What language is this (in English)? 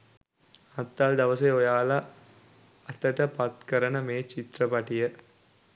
Sinhala